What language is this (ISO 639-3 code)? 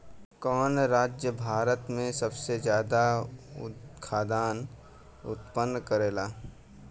bho